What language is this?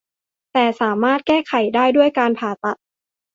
Thai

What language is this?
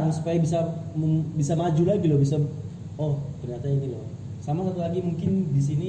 Indonesian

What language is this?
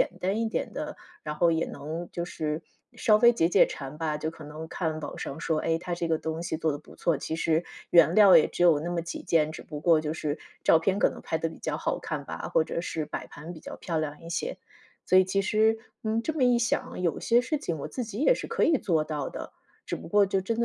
Chinese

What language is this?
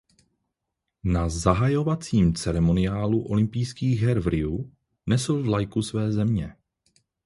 Czech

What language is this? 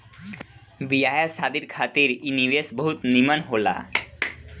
Bhojpuri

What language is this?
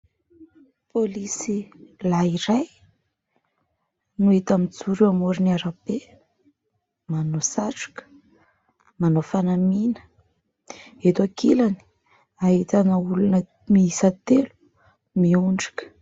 Malagasy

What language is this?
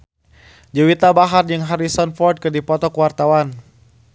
Sundanese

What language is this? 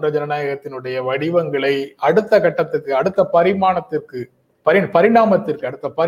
Tamil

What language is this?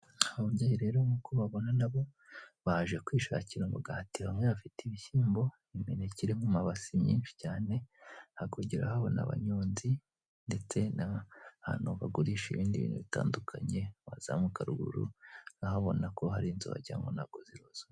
Kinyarwanda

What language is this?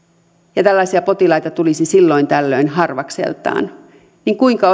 Finnish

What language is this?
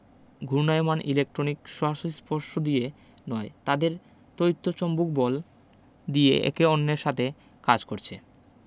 Bangla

